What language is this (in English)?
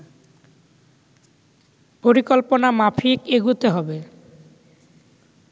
Bangla